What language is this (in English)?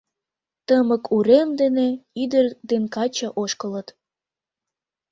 Mari